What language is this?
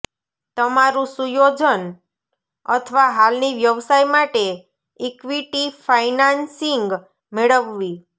Gujarati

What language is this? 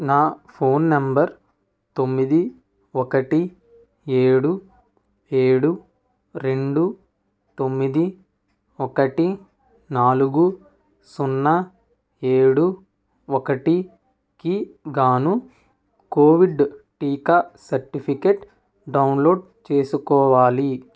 Telugu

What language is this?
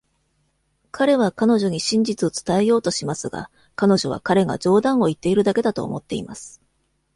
Japanese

